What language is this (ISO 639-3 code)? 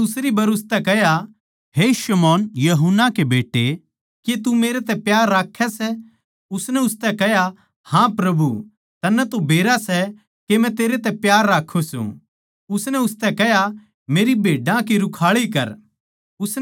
bgc